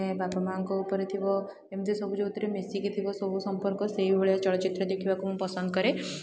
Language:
Odia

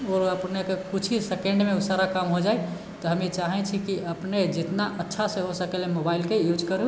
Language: Maithili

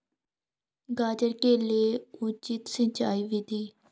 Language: Hindi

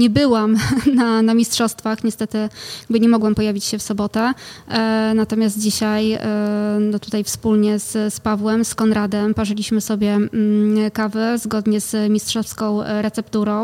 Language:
Polish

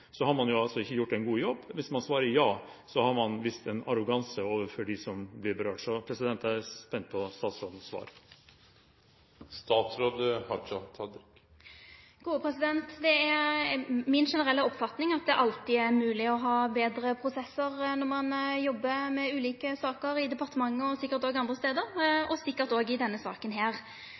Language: Norwegian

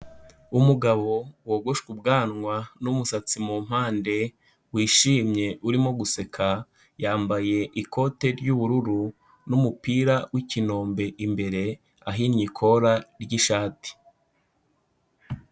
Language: Kinyarwanda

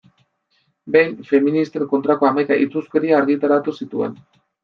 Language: Basque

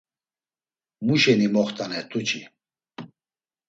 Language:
Laz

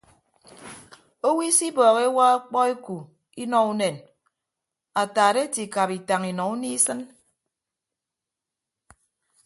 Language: Ibibio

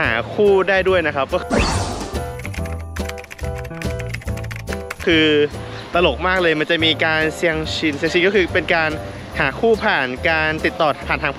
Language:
Thai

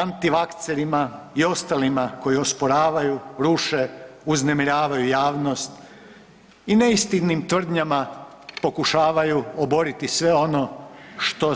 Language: Croatian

